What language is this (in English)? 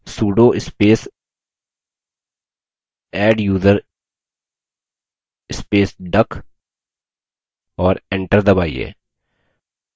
Hindi